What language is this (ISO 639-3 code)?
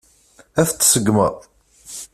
kab